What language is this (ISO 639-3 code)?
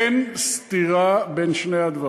heb